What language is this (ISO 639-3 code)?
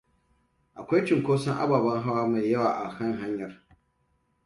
hau